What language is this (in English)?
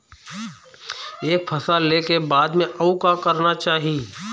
Chhattisgarhi